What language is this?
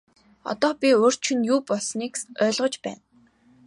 Mongolian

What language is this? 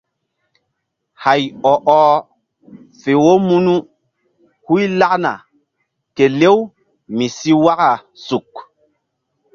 Mbum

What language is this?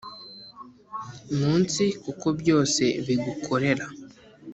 Kinyarwanda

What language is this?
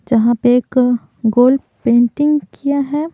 Hindi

